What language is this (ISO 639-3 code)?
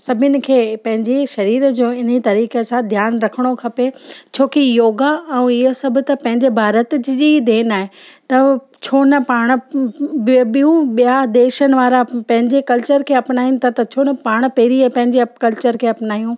snd